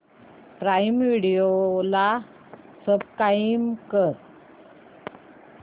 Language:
Marathi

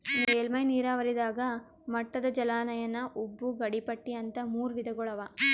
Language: Kannada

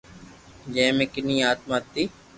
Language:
Loarki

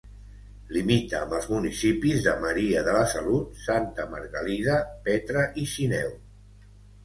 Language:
Catalan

